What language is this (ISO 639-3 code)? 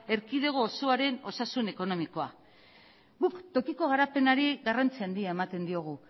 eus